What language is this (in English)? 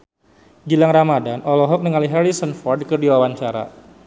Sundanese